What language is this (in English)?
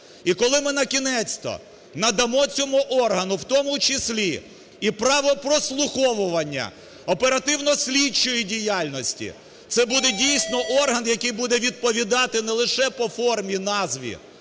Ukrainian